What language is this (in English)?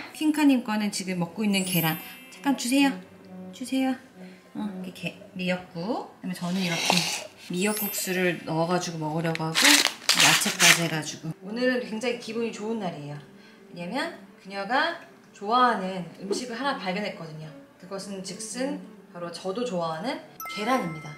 Korean